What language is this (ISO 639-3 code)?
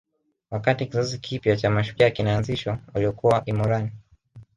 swa